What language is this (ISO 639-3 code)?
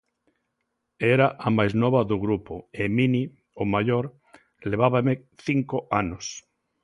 glg